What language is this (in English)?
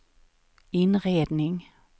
Swedish